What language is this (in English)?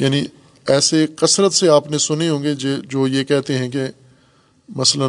Urdu